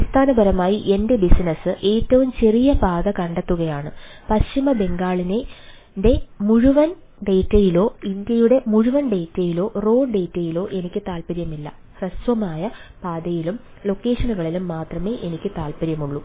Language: Malayalam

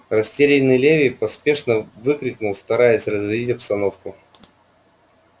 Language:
Russian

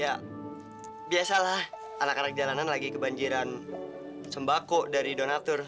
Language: Indonesian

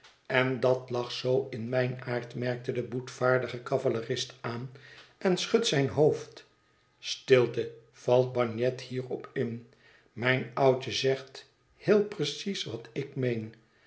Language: Dutch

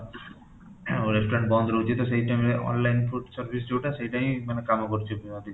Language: Odia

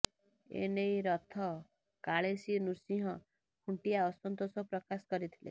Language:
Odia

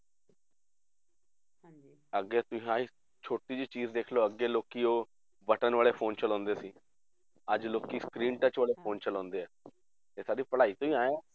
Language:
Punjabi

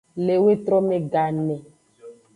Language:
Aja (Benin)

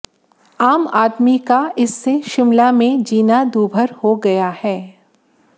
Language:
Hindi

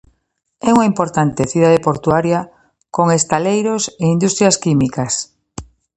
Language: Galician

